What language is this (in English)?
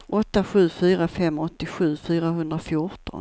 Swedish